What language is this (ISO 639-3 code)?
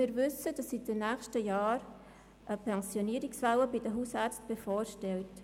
gsw